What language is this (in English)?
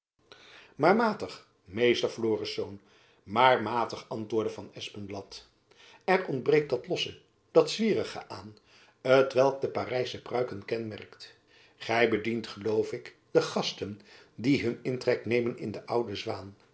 Dutch